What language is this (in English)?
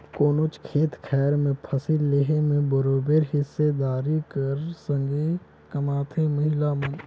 Chhattisgarhi